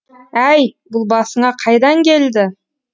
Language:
Kazakh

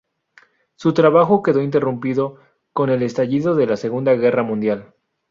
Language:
Spanish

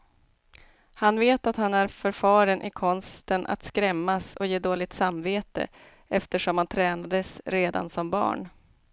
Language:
Swedish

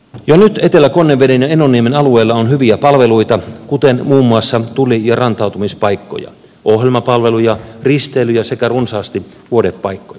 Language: Finnish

